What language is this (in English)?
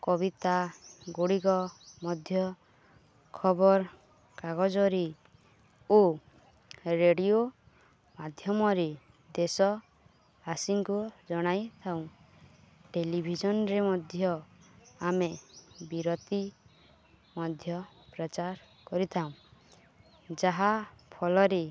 Odia